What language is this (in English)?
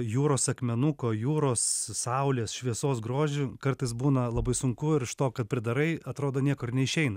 Lithuanian